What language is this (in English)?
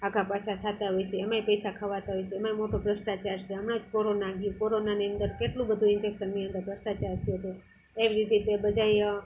Gujarati